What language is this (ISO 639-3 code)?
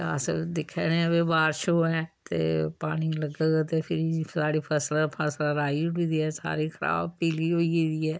doi